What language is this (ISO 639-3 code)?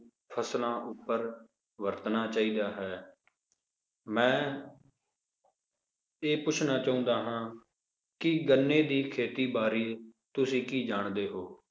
pan